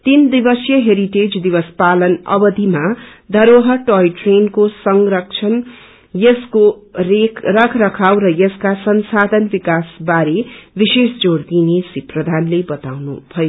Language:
Nepali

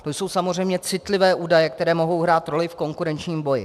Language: Czech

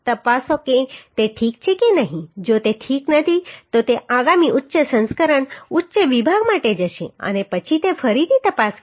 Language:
Gujarati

